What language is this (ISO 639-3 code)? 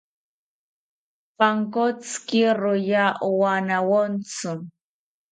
cpy